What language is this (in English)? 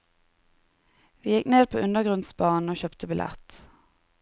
Norwegian